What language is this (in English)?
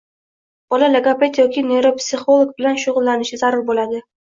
Uzbek